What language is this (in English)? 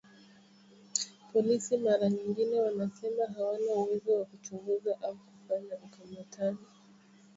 Swahili